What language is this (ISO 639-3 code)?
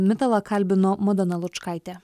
lit